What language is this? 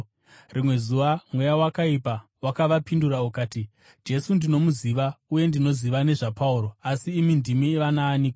Shona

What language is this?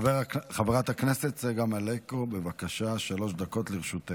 Hebrew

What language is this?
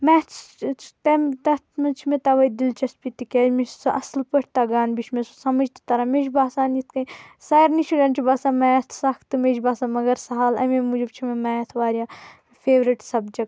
Kashmiri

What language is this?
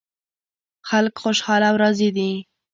Pashto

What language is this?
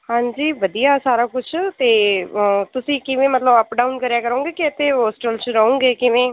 Punjabi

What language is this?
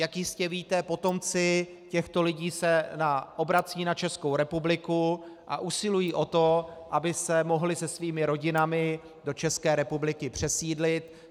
Czech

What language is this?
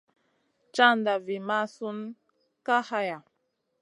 Masana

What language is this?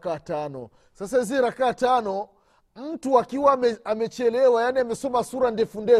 Swahili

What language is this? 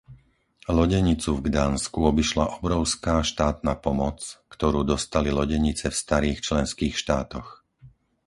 Slovak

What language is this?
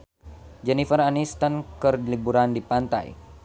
Sundanese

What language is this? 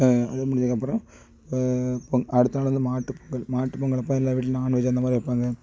Tamil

